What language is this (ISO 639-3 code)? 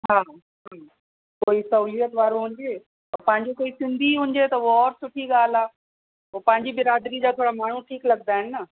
snd